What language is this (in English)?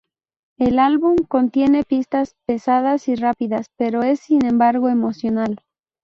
Spanish